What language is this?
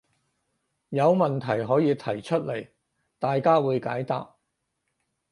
Cantonese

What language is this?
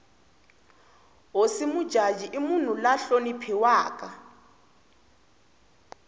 Tsonga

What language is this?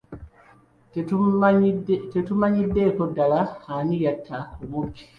Ganda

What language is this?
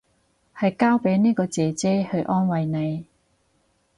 Cantonese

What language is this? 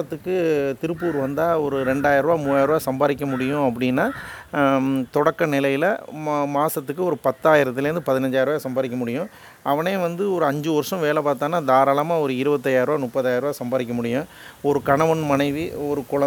Tamil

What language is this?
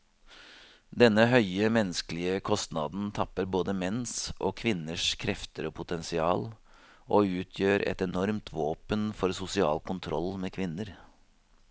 Norwegian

